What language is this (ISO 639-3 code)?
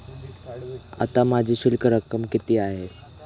mar